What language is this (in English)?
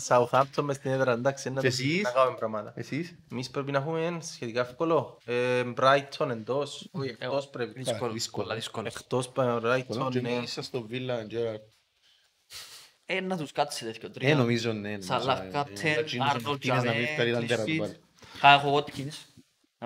Greek